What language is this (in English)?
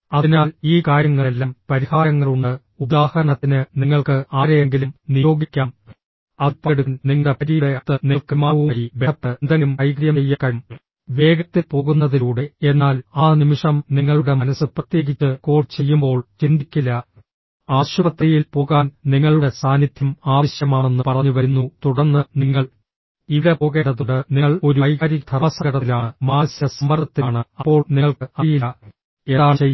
Malayalam